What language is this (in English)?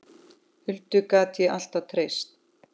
Icelandic